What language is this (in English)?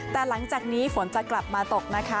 Thai